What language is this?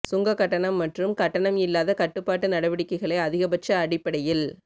Tamil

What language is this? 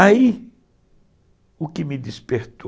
Portuguese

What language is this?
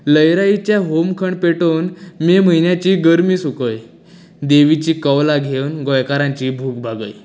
Konkani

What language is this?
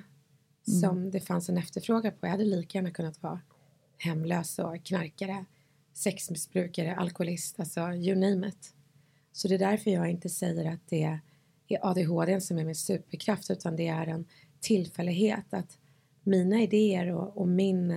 Swedish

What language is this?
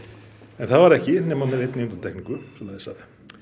Icelandic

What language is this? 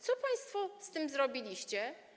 Polish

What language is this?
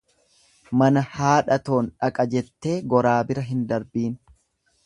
Oromo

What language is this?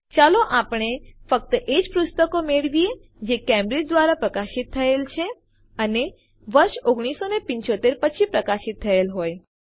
Gujarati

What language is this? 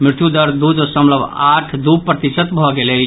Maithili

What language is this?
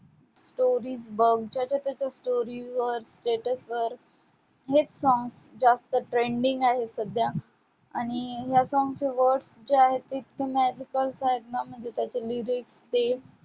Marathi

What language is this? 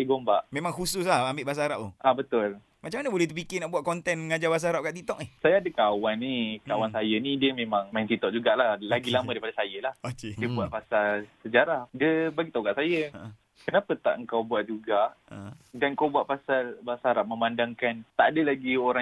Malay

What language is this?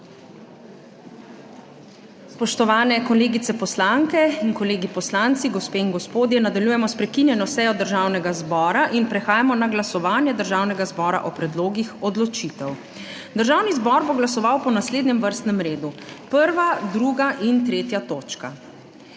Slovenian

